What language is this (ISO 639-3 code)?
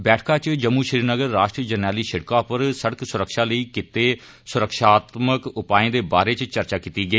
doi